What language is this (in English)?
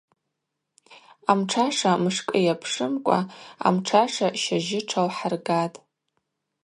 Abaza